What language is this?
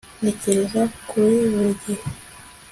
Kinyarwanda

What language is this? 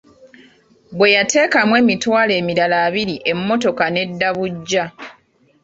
Ganda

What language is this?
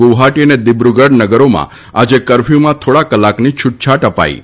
Gujarati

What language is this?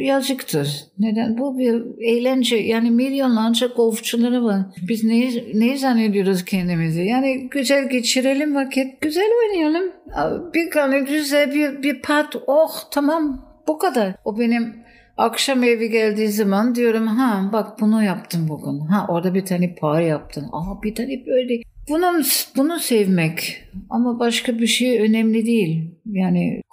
Turkish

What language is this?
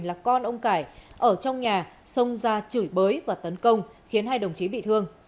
Vietnamese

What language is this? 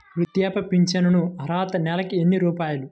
Telugu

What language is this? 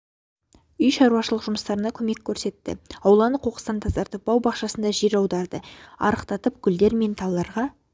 Kazakh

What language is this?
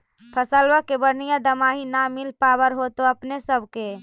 Magahi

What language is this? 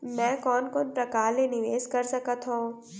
Chhattisgarhi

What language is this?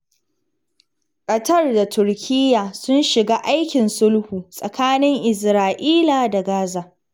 Hausa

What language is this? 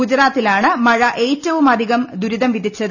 Malayalam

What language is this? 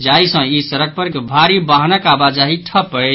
Maithili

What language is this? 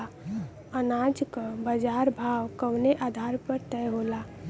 Bhojpuri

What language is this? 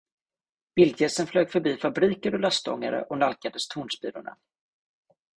Swedish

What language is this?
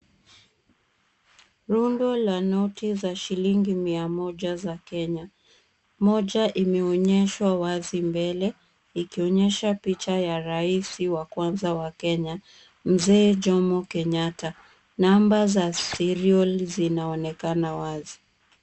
Swahili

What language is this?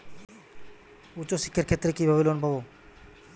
Bangla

